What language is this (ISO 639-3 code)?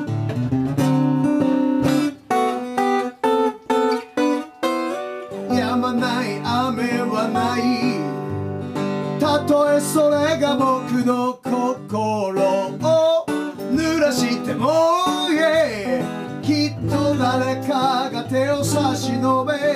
jpn